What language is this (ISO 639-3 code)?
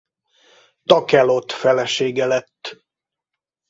hun